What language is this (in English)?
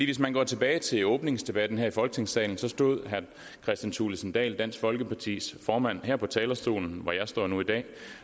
Danish